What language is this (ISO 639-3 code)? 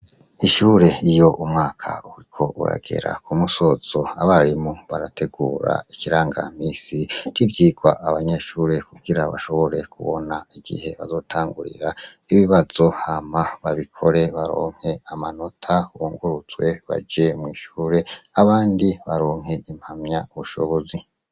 run